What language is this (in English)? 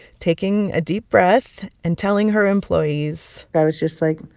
English